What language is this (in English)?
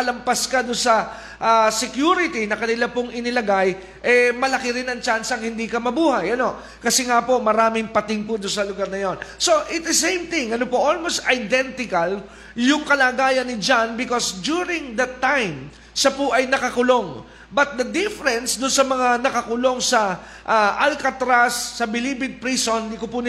Filipino